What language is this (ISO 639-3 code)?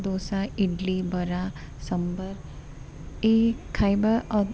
ori